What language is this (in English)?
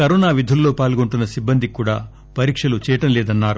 Telugu